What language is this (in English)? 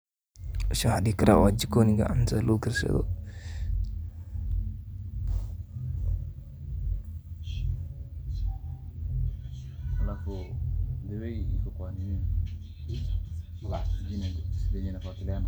Somali